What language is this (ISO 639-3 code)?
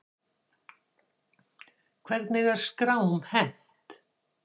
isl